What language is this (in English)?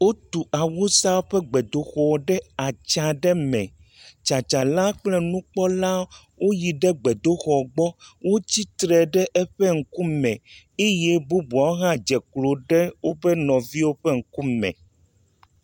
Ewe